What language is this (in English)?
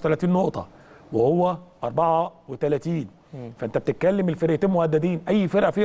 Arabic